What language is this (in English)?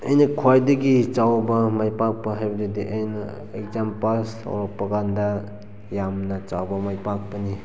Manipuri